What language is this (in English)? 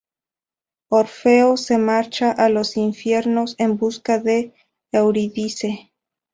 Spanish